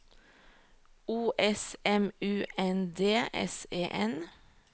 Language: Norwegian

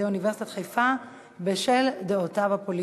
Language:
Hebrew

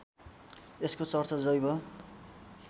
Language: Nepali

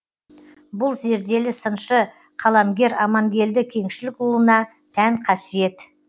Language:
Kazakh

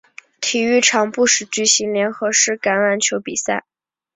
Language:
Chinese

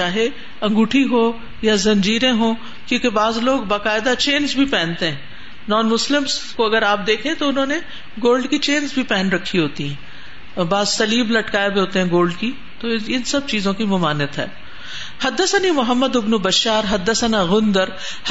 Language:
Urdu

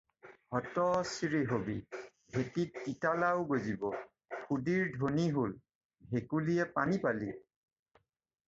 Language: Assamese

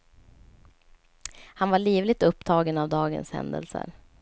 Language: Swedish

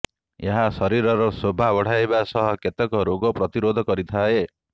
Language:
Odia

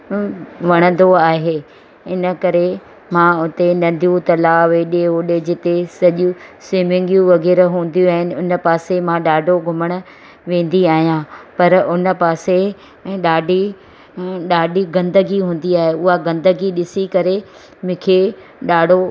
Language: Sindhi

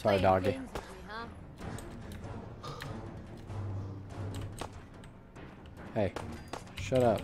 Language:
English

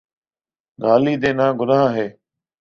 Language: Urdu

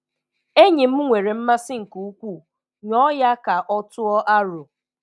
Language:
Igbo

